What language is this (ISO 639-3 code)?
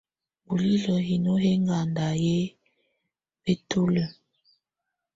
tvu